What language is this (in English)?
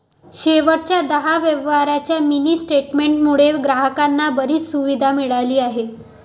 Marathi